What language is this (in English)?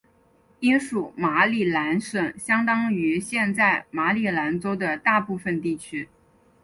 Chinese